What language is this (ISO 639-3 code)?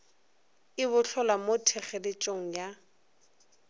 nso